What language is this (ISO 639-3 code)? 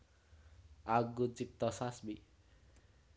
jav